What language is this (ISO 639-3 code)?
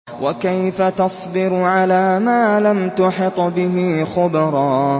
ara